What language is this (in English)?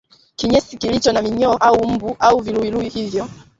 Swahili